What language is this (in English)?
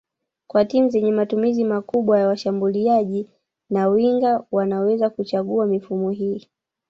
Swahili